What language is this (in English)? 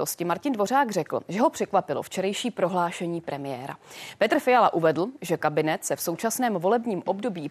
Czech